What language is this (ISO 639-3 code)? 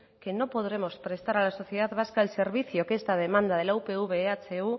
spa